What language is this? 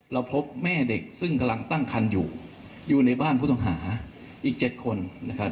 Thai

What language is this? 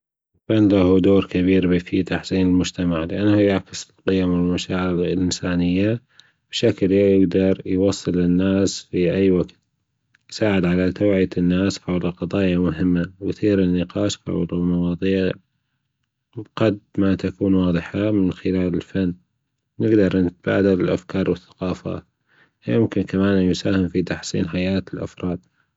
Gulf Arabic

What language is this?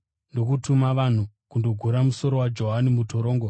Shona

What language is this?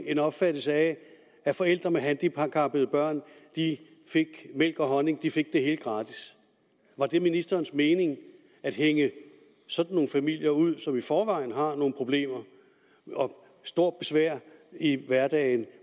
Danish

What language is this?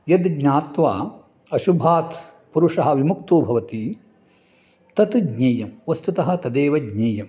Sanskrit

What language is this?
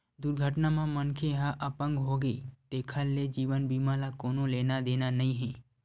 Chhattisgarhi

